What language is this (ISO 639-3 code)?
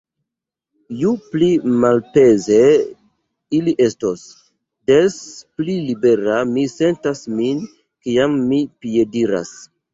epo